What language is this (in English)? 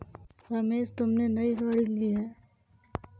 Hindi